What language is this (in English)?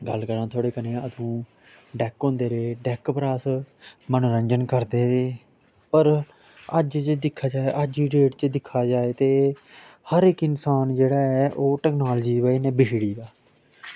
Dogri